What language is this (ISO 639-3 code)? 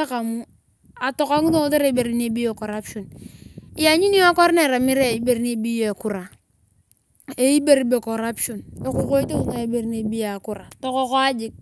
tuv